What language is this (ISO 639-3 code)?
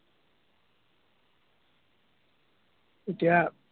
asm